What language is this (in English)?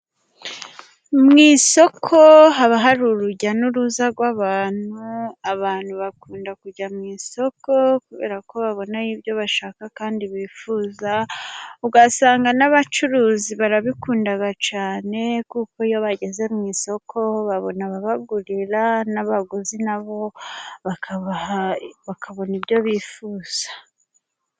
Kinyarwanda